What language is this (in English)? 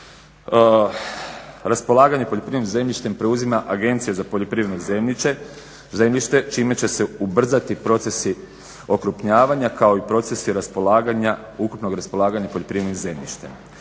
Croatian